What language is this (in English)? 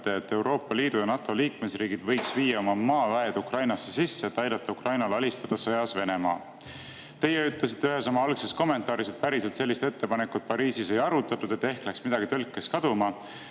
Estonian